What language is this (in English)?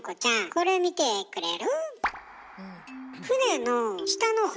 Japanese